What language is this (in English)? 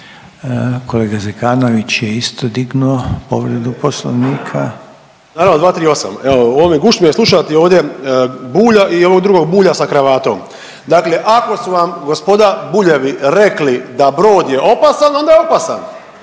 Croatian